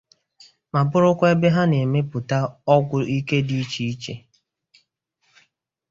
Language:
Igbo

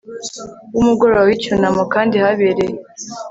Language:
Kinyarwanda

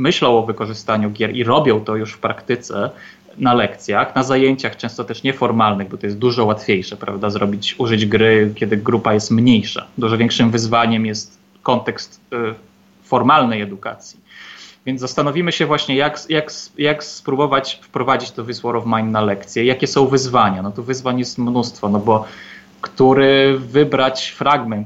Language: Polish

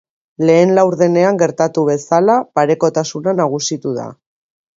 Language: Basque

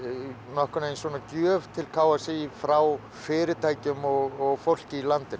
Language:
Icelandic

